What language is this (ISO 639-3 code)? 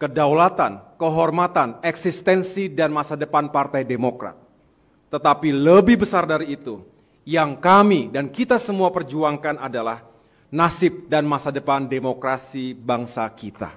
ind